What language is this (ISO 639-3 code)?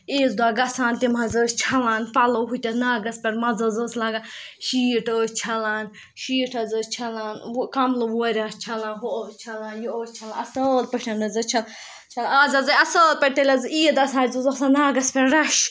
kas